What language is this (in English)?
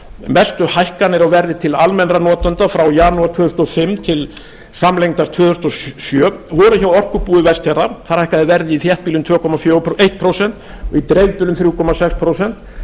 Icelandic